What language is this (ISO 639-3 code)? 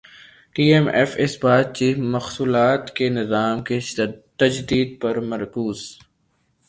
urd